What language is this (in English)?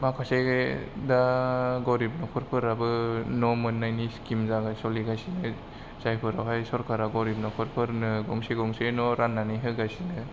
Bodo